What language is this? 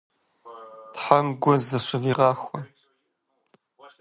Kabardian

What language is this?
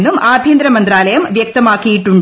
Malayalam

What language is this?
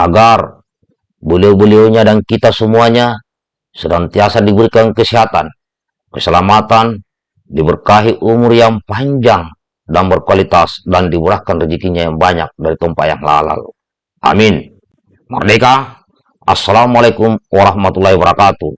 Indonesian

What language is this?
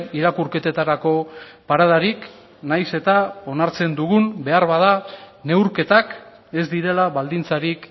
Basque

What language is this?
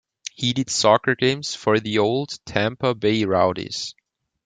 English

